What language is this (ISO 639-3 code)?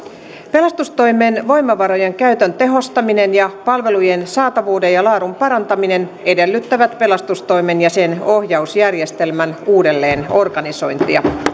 fin